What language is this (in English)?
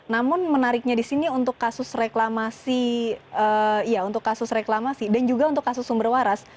Indonesian